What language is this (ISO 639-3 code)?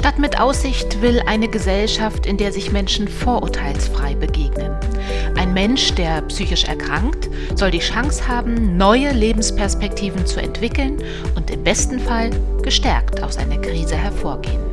deu